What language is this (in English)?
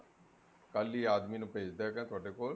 Punjabi